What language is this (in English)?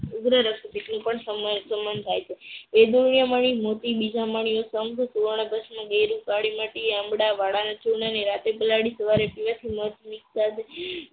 Gujarati